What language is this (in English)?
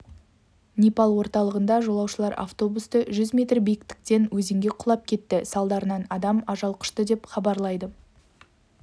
Kazakh